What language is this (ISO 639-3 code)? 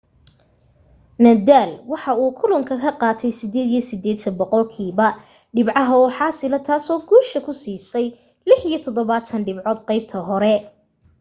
som